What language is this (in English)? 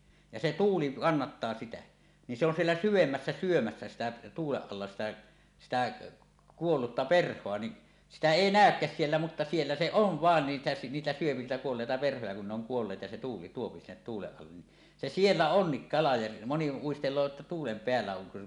Finnish